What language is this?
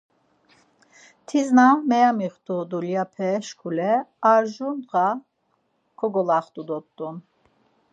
Laz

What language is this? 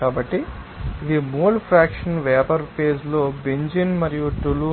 Telugu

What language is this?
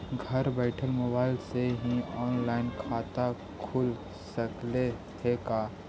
Magahi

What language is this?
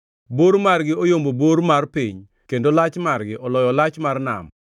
Luo (Kenya and Tanzania)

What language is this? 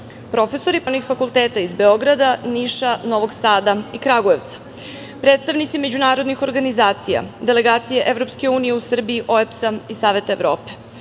Serbian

